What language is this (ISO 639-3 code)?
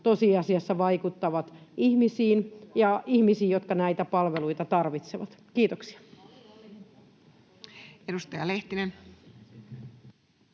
fin